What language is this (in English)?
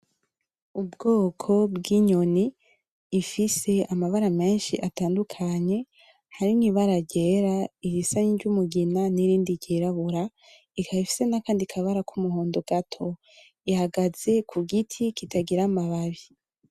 Rundi